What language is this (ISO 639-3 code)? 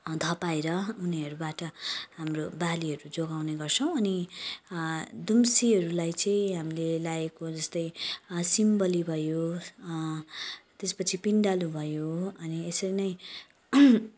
nep